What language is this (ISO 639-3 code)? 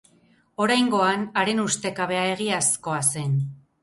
eus